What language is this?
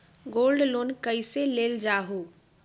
Magahi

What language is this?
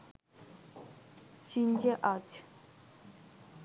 Bangla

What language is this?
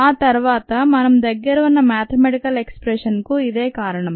Telugu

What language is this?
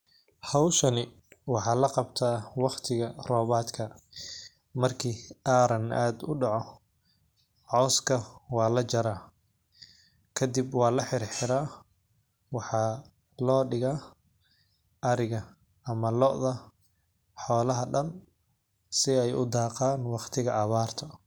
Somali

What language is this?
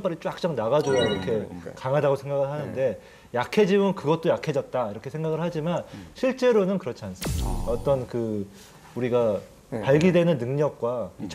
Korean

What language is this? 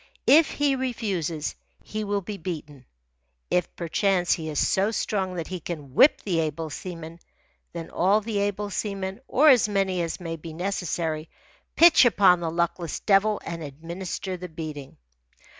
English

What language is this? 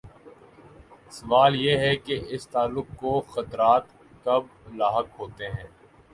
Urdu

